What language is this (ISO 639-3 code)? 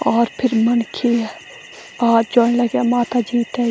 gbm